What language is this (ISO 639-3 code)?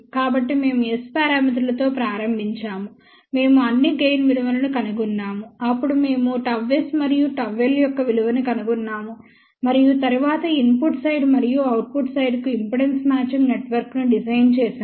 tel